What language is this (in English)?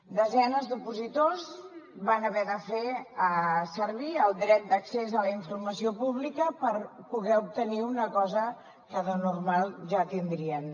Catalan